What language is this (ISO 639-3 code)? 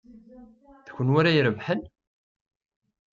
kab